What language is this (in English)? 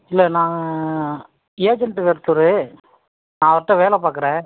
Tamil